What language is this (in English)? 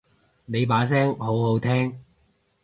Cantonese